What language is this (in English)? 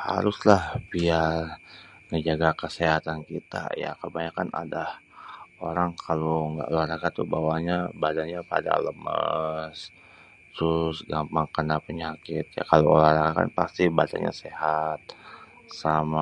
Betawi